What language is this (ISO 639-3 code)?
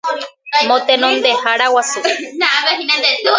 grn